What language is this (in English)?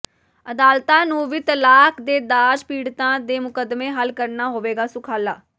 Punjabi